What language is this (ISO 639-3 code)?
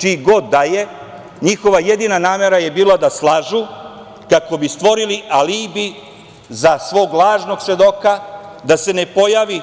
srp